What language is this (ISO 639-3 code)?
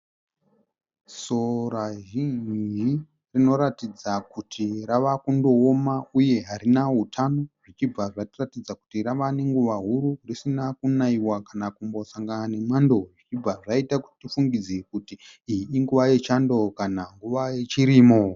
sna